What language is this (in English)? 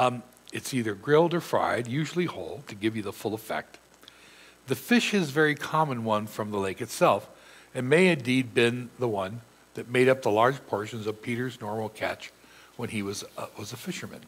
English